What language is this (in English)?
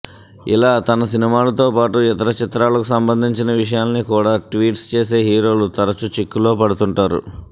Telugu